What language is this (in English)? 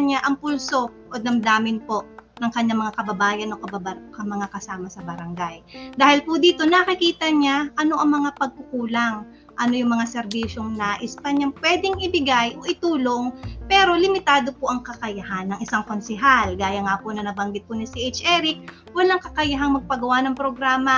Filipino